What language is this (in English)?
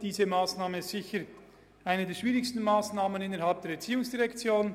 Swiss German